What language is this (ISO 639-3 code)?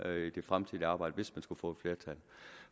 dan